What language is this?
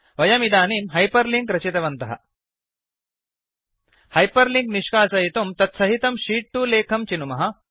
Sanskrit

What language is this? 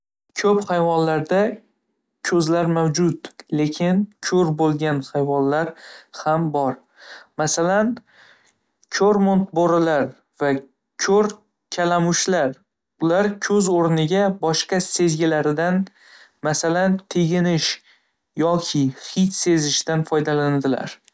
Uzbek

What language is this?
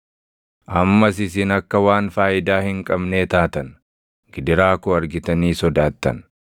Oromo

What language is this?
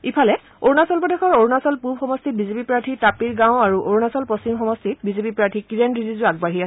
Assamese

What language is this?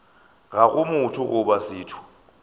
Northern Sotho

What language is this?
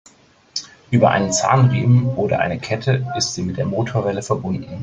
German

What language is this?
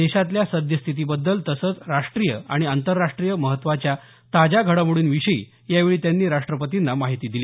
Marathi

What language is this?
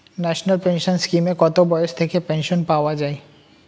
Bangla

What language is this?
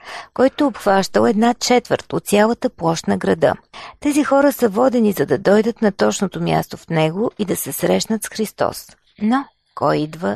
Bulgarian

